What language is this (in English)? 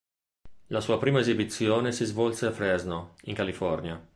Italian